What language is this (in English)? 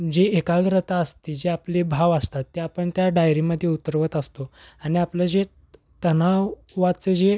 Marathi